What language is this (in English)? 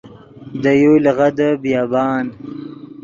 Yidgha